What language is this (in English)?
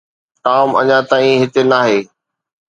Sindhi